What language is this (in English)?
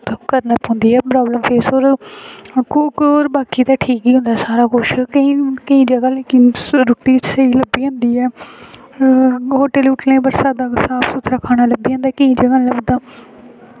Dogri